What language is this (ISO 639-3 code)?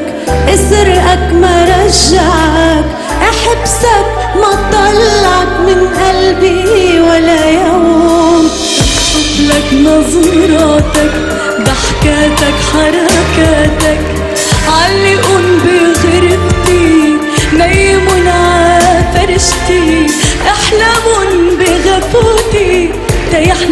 ara